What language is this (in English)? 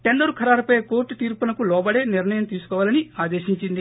Telugu